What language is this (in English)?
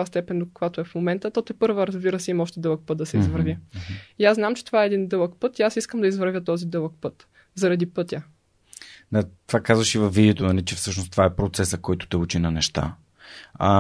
Bulgarian